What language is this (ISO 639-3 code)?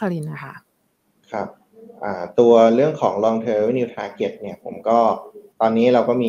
tha